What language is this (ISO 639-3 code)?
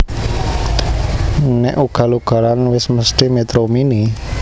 jav